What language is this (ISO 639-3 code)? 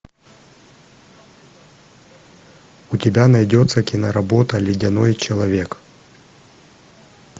rus